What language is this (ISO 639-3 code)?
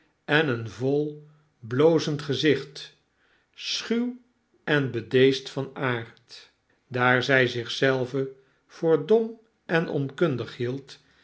nld